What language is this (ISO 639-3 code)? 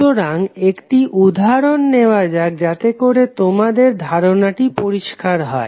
ben